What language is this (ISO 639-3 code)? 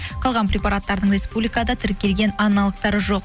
kaz